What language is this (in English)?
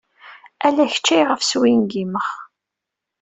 Kabyle